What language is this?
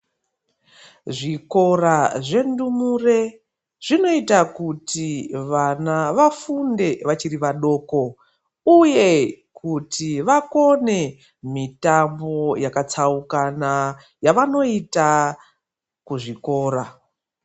Ndau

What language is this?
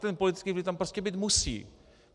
Czech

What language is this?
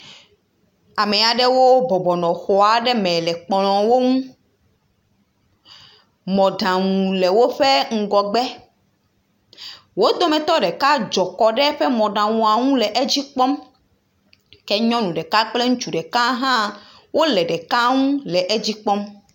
Ewe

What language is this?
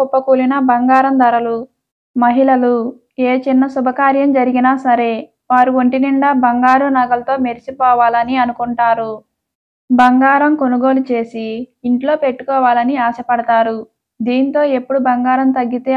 Telugu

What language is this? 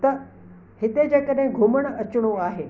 Sindhi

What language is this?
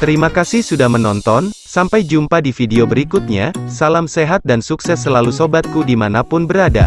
Indonesian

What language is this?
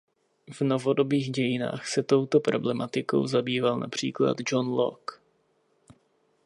Czech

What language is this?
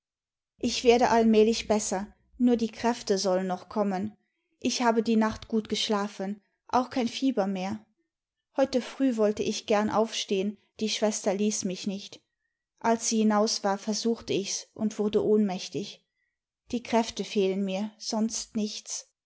German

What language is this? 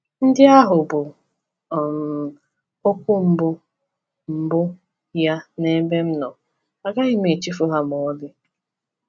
Igbo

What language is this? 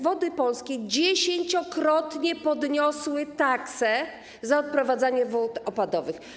Polish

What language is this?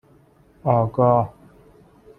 Persian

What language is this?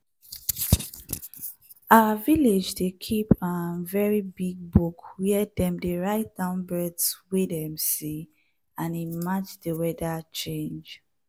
Nigerian Pidgin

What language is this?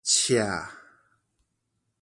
Min Nan Chinese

